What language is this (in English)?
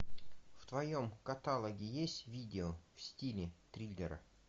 Russian